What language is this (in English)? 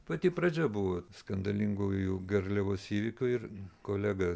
Lithuanian